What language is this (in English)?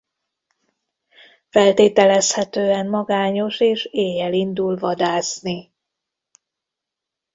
Hungarian